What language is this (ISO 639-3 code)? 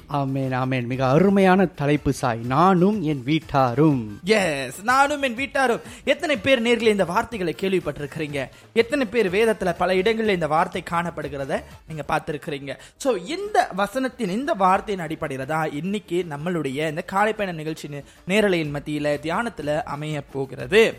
tam